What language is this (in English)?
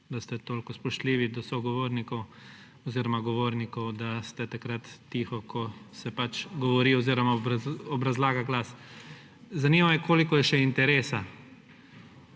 Slovenian